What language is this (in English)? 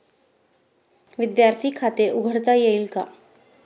Marathi